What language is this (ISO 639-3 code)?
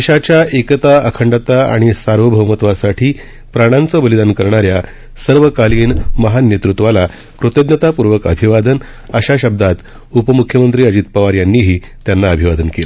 mar